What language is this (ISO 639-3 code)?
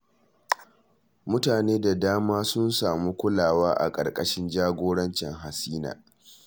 hau